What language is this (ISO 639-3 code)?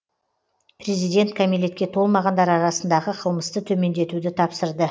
kaz